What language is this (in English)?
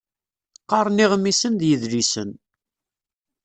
Kabyle